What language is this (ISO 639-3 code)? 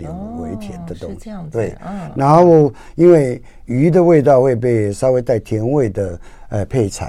zho